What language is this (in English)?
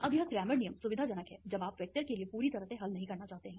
Hindi